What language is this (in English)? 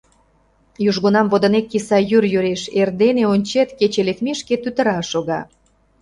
Mari